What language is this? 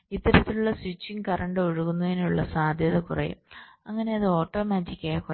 Malayalam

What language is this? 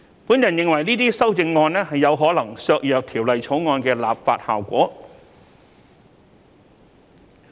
Cantonese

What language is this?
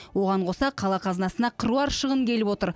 Kazakh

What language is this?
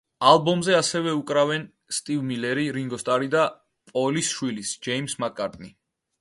Georgian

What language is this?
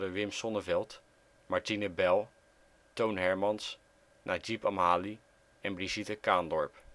Dutch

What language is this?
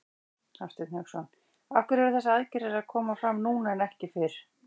Icelandic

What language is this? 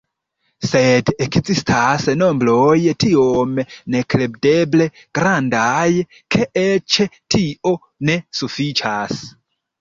Esperanto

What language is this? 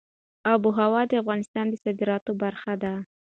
Pashto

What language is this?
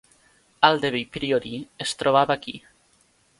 Catalan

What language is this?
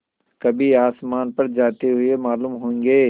Hindi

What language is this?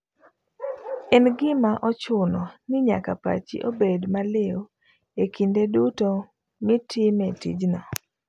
Luo (Kenya and Tanzania)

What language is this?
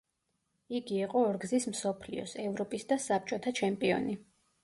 Georgian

